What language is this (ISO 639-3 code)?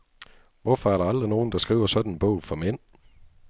dan